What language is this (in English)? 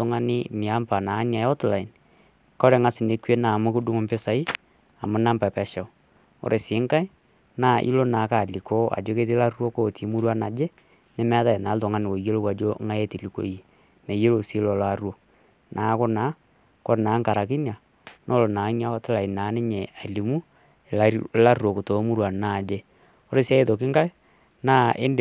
Masai